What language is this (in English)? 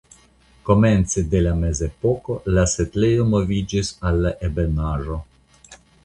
Esperanto